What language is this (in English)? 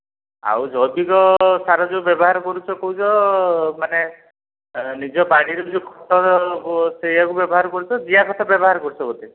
Odia